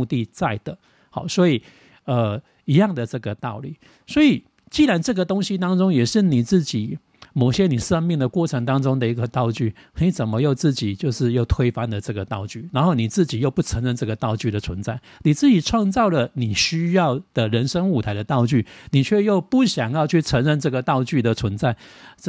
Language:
Chinese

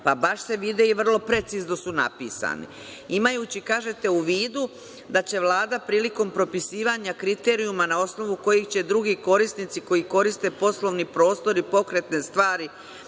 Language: Serbian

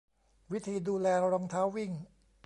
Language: Thai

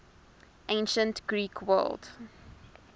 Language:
English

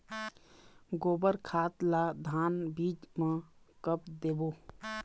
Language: Chhattisgarhi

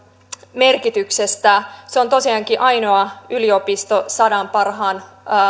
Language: Finnish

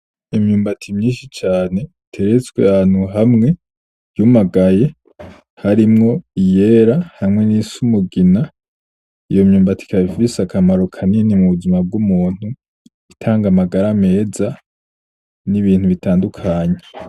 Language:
Rundi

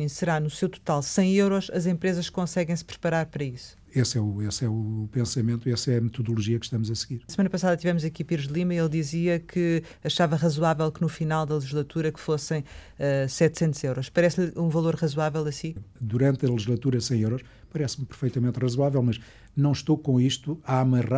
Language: Portuguese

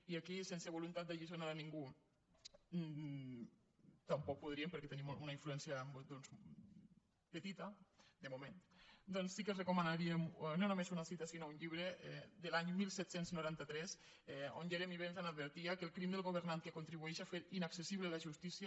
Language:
Catalan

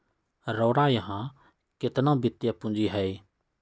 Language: Magahi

